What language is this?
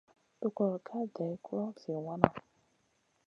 Masana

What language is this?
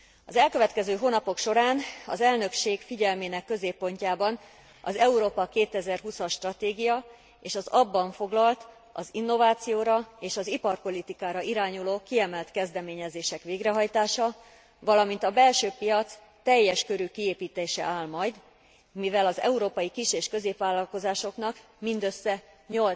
Hungarian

